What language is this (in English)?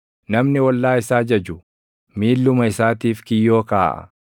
Oromo